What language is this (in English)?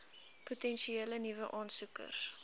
Afrikaans